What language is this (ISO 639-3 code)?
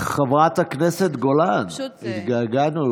heb